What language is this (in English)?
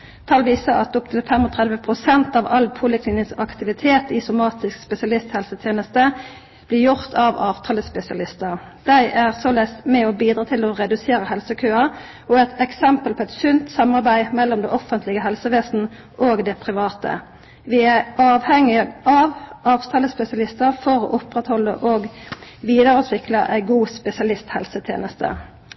Norwegian Nynorsk